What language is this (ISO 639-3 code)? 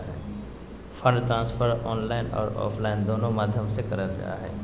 mag